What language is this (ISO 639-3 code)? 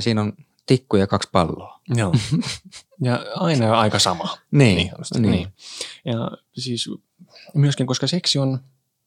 fin